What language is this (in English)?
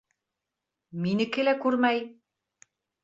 Bashkir